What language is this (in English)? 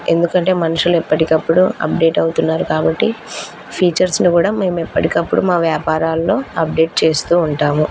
Telugu